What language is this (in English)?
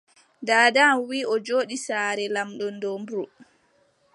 Adamawa Fulfulde